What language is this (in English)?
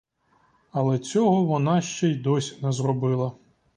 Ukrainian